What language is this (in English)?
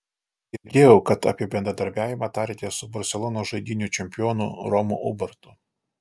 Lithuanian